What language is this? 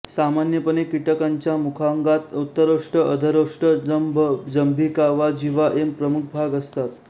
Marathi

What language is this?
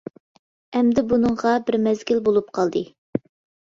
Uyghur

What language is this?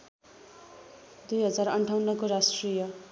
Nepali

